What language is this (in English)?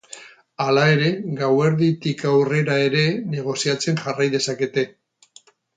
Basque